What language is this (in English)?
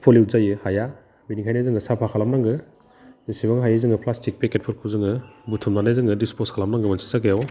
Bodo